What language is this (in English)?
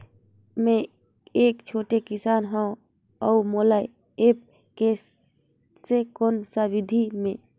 Chhattisgarhi